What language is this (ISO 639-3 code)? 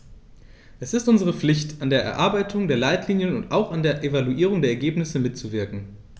deu